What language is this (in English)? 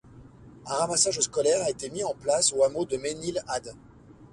French